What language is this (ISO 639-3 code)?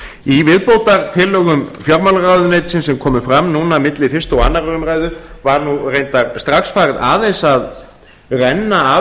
isl